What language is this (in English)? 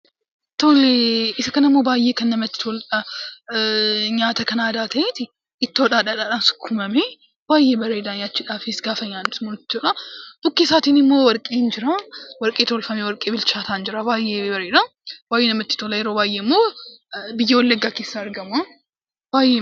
Oromo